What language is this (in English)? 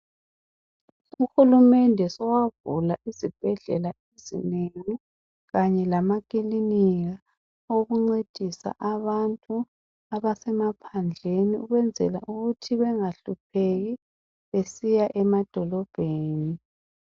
North Ndebele